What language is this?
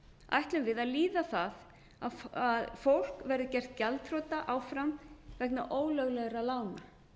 Icelandic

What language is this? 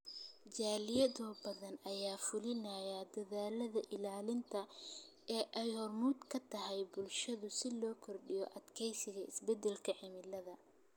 Somali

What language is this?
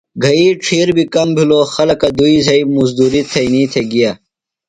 Phalura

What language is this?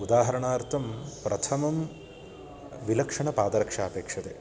Sanskrit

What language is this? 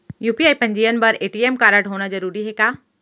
Chhattisgarhi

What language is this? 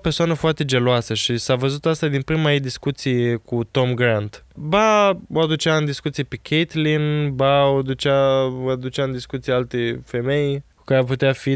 Romanian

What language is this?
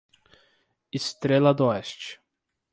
Portuguese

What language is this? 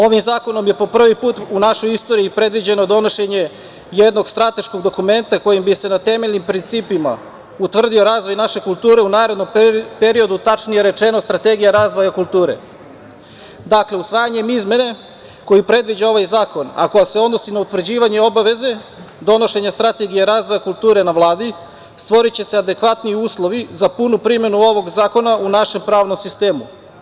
Serbian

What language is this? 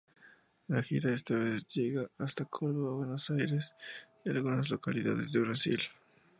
Spanish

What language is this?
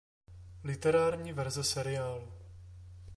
Czech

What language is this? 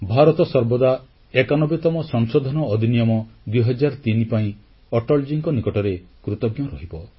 Odia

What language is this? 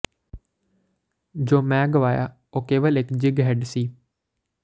Punjabi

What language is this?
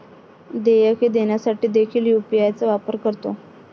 Marathi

